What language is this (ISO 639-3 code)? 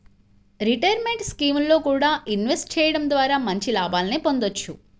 tel